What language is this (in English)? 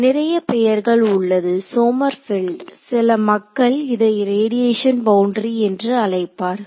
Tamil